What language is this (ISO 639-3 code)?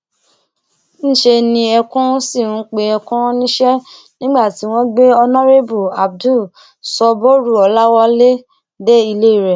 yor